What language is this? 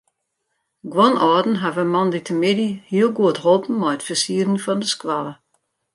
Western Frisian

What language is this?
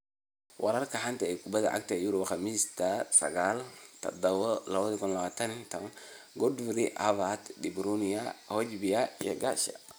Somali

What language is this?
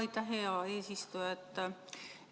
Estonian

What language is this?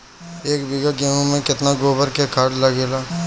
Bhojpuri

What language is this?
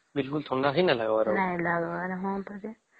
Odia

